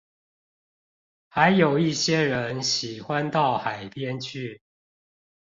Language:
Chinese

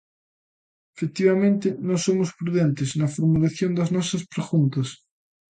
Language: Galician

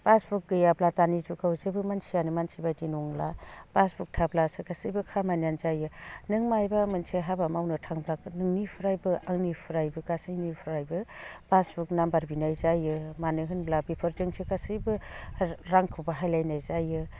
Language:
Bodo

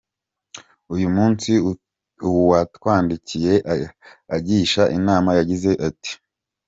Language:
Kinyarwanda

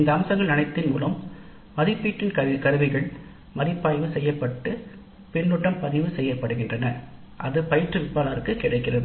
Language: Tamil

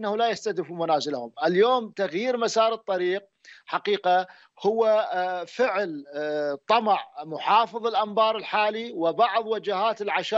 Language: Arabic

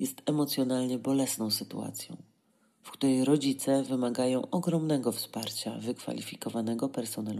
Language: Polish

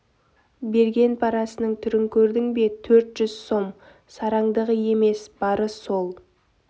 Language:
Kazakh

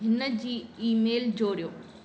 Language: Sindhi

